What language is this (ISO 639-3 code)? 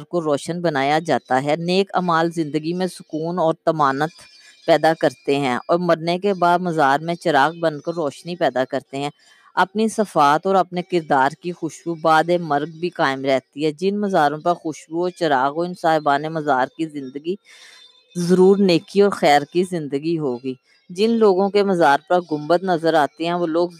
urd